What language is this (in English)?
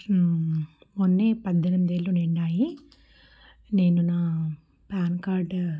Telugu